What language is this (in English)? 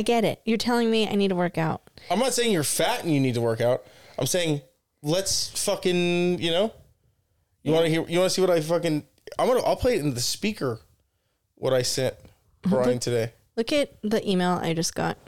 English